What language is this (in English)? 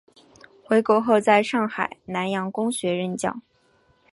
Chinese